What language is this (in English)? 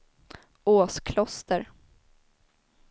Swedish